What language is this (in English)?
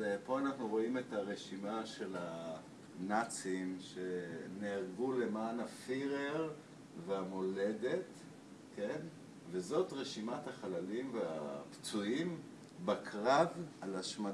Hebrew